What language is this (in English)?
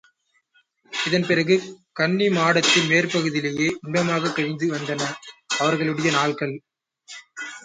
Tamil